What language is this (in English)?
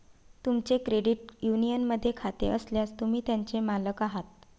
Marathi